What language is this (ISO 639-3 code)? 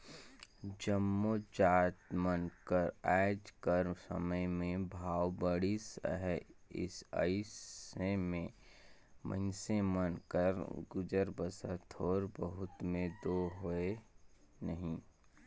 hne